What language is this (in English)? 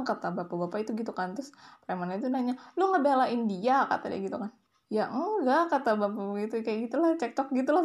Indonesian